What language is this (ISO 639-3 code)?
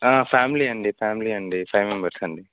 tel